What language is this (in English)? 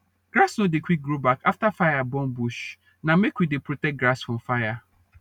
Nigerian Pidgin